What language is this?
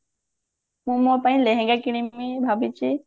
Odia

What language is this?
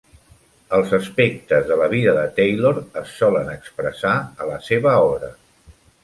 Catalan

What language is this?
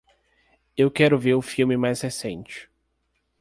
Portuguese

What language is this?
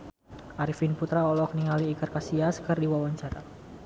Sundanese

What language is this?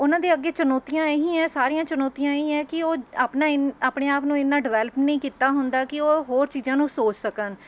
Punjabi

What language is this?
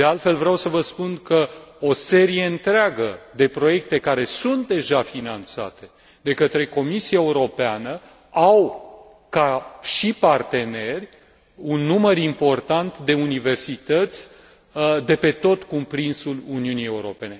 Romanian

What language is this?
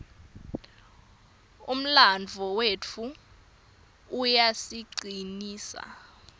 Swati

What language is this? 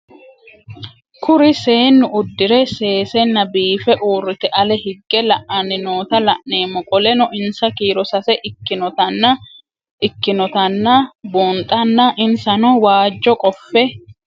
Sidamo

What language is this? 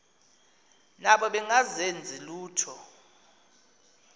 Xhosa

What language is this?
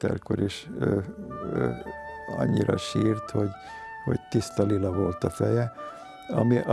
Hungarian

